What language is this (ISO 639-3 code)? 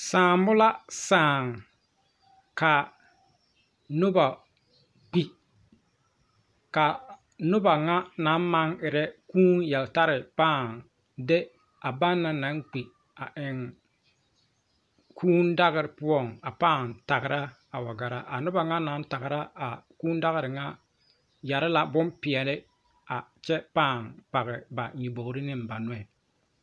dga